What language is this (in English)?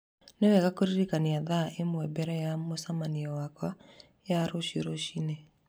Kikuyu